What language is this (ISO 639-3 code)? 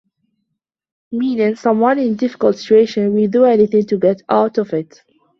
ara